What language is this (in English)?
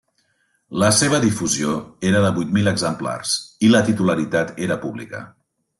Catalan